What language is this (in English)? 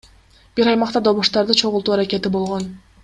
Kyrgyz